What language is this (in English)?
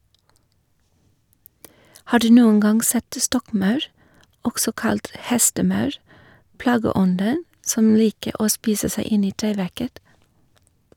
Norwegian